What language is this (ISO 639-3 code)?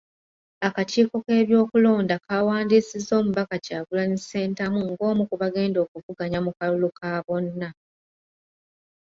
lug